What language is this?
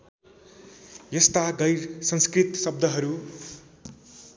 Nepali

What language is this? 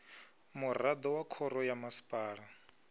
Venda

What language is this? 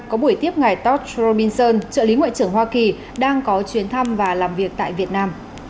Vietnamese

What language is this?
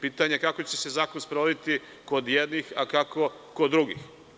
Serbian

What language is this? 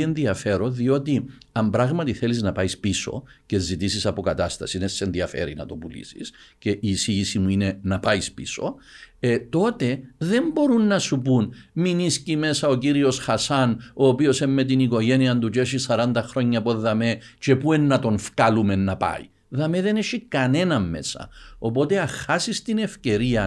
Greek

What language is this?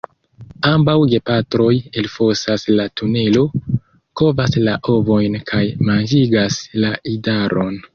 Esperanto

